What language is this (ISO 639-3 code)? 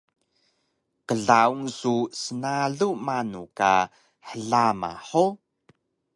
trv